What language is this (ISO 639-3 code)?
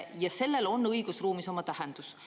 est